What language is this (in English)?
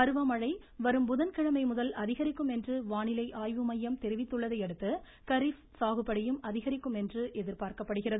Tamil